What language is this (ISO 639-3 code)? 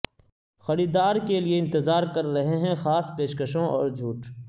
urd